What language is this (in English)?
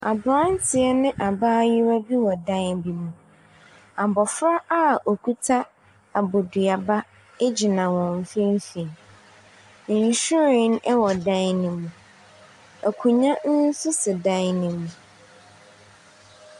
Akan